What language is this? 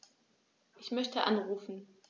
German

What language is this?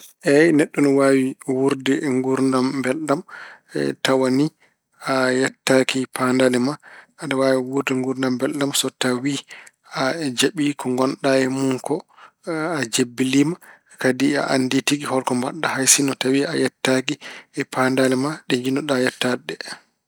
Fula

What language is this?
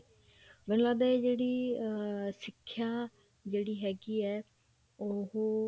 Punjabi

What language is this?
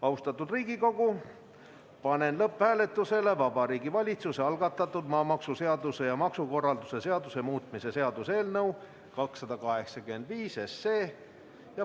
Estonian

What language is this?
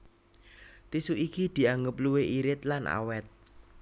Javanese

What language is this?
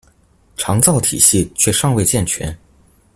Chinese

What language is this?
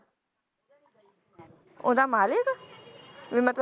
Punjabi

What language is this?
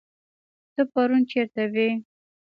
Pashto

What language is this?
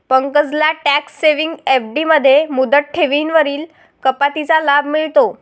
Marathi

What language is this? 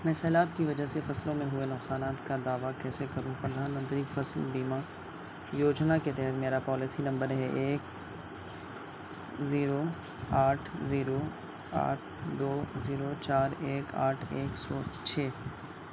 Urdu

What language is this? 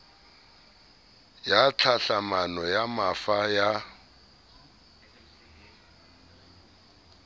Southern Sotho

